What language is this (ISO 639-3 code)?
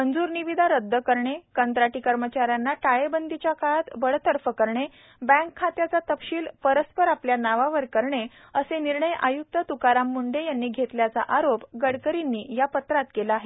mar